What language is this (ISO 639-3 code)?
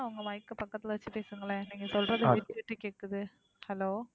tam